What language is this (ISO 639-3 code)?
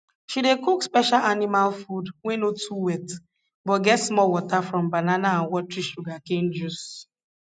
pcm